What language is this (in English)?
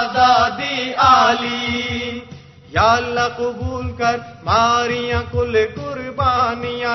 Urdu